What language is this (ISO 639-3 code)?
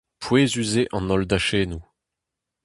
bre